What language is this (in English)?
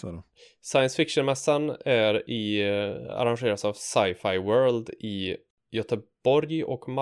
Swedish